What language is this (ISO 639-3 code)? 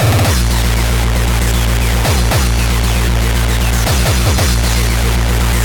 eng